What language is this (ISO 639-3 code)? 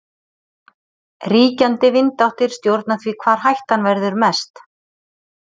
isl